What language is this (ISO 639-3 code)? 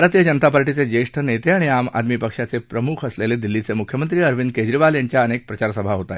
mar